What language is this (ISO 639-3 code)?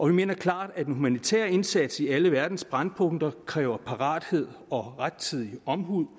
dan